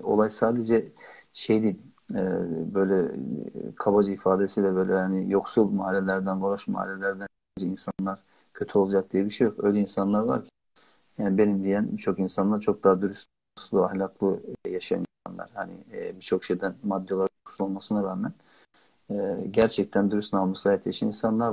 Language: Turkish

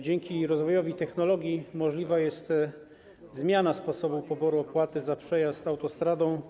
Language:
Polish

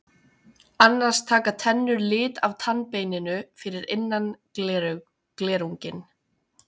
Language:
Icelandic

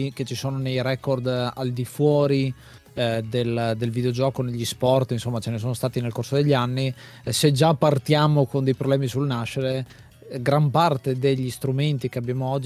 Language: Italian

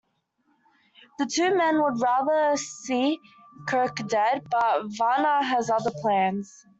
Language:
English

